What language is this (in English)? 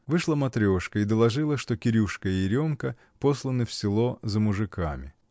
Russian